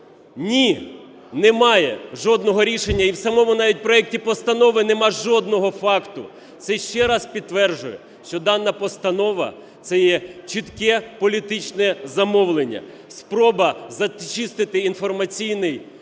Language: Ukrainian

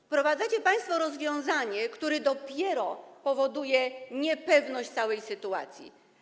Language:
Polish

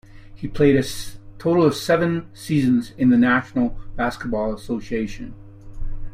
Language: English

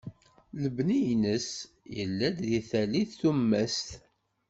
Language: Kabyle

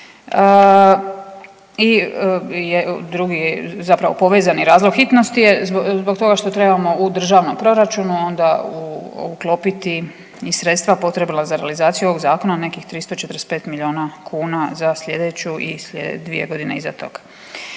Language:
Croatian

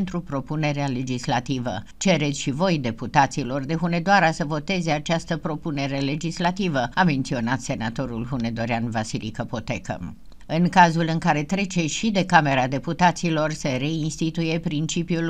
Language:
Romanian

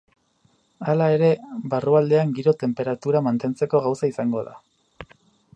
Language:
Basque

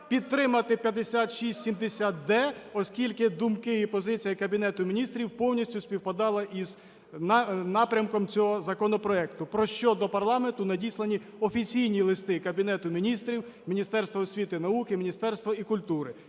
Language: Ukrainian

